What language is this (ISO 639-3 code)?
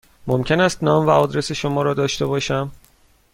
fas